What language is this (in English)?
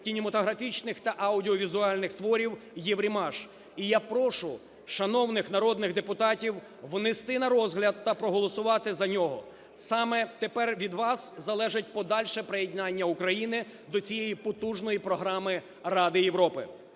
Ukrainian